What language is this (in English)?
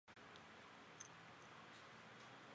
Chinese